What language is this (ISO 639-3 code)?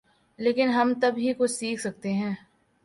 urd